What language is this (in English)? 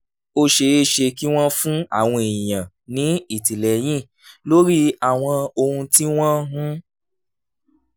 Yoruba